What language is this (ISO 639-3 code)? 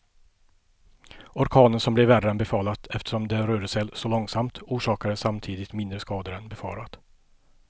swe